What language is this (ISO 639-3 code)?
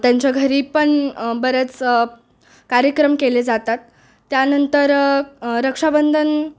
mar